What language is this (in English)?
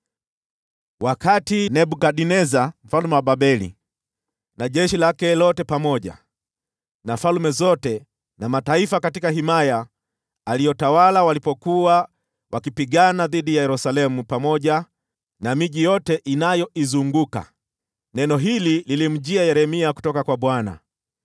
Swahili